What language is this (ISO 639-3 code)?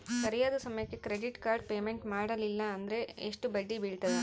kan